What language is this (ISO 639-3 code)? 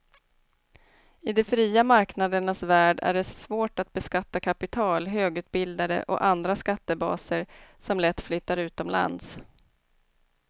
swe